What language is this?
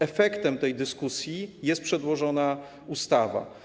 Polish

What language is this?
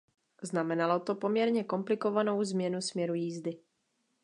Czech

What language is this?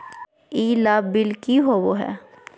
Magahi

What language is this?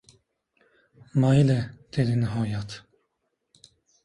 Uzbek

